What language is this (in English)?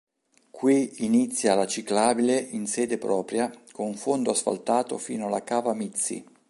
Italian